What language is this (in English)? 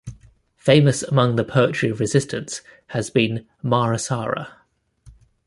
English